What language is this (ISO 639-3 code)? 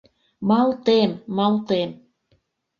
chm